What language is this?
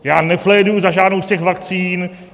Czech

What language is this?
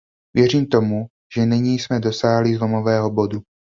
Czech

